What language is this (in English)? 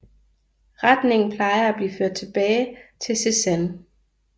Danish